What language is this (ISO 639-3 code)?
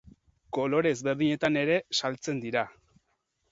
eus